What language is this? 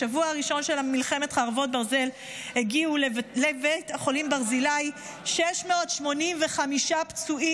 Hebrew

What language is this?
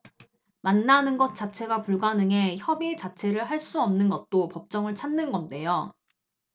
Korean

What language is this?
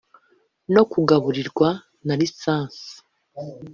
Kinyarwanda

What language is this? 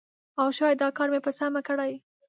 Pashto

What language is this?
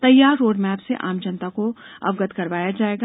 Hindi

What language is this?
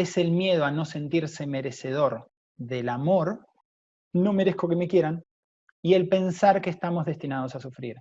Spanish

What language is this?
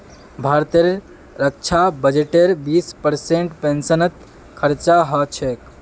Magahi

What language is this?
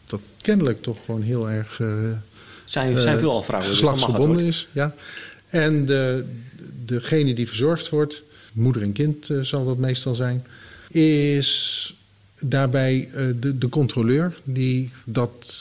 Dutch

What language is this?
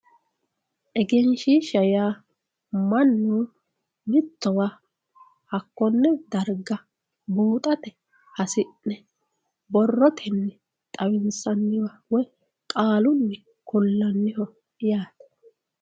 Sidamo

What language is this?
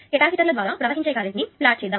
Telugu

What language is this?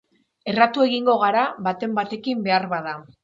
Basque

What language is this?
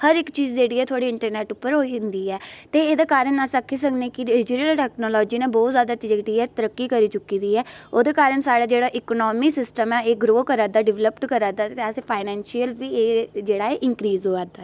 Dogri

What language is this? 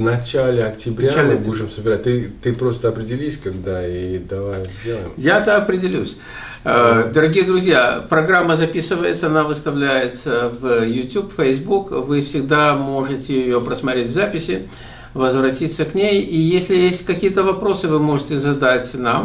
Russian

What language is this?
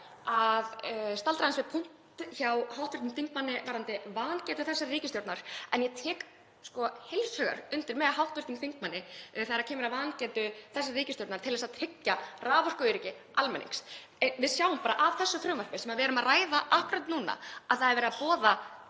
Icelandic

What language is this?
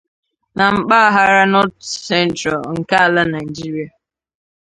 Igbo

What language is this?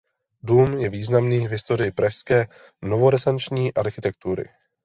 Czech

